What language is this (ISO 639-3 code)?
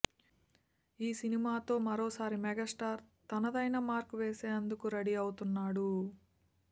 tel